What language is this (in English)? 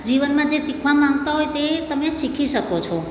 Gujarati